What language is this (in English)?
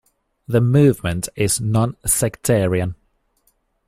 English